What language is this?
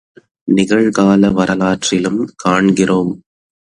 Tamil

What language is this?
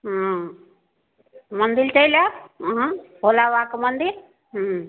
Maithili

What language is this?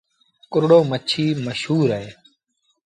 Sindhi Bhil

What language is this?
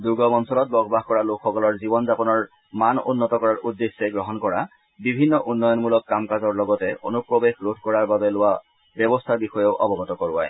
Assamese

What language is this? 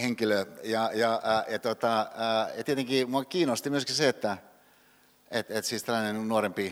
Finnish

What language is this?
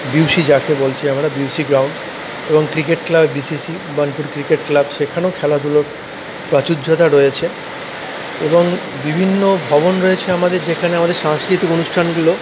Bangla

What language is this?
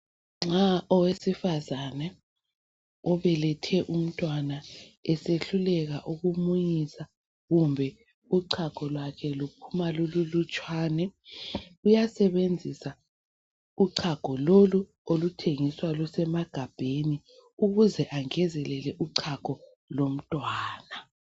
North Ndebele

